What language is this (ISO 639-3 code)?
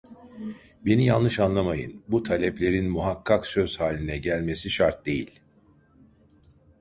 tur